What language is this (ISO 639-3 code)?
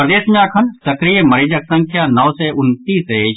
mai